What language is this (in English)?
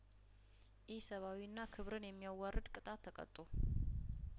Amharic